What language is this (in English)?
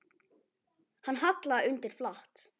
Icelandic